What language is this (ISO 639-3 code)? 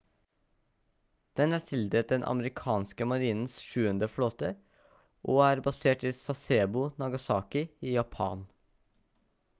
nob